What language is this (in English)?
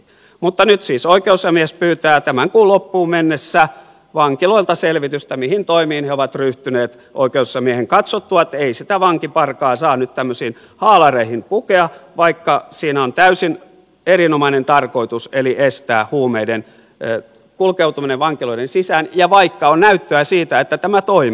Finnish